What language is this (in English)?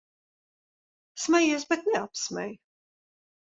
Latvian